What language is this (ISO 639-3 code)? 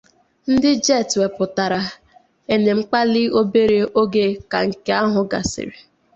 ibo